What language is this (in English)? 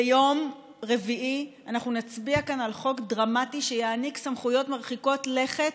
Hebrew